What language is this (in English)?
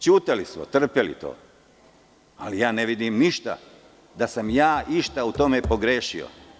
Serbian